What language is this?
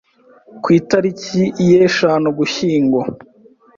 Kinyarwanda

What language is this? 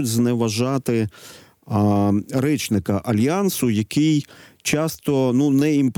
Ukrainian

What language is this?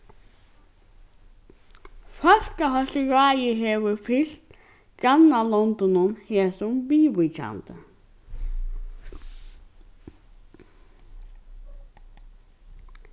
Faroese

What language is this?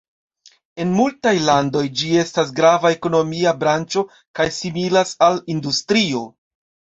Esperanto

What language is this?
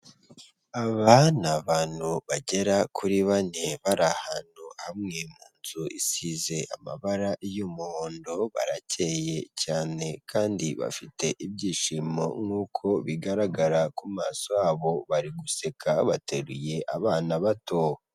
Kinyarwanda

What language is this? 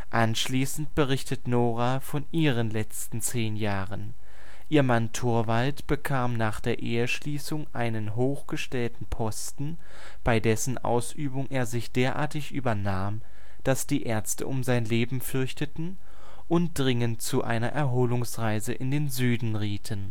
German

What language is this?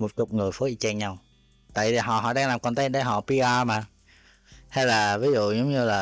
Vietnamese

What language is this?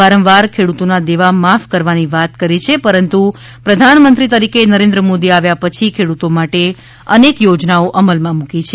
Gujarati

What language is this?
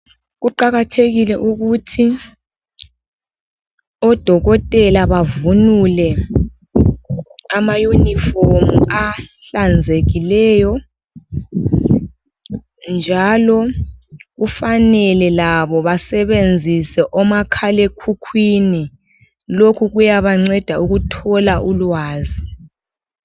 North Ndebele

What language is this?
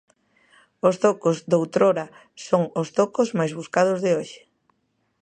Galician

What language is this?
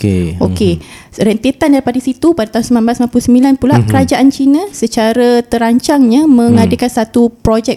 Malay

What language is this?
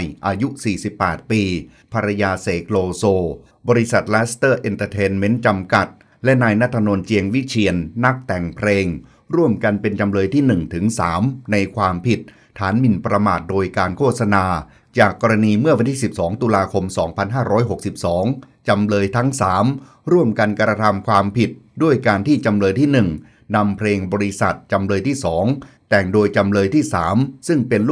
Thai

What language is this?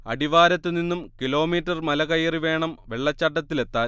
Malayalam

